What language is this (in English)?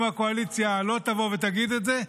Hebrew